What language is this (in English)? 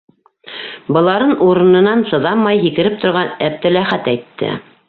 Bashkir